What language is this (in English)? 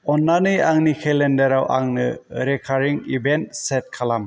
Bodo